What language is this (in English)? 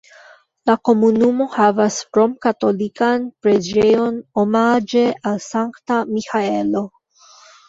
Esperanto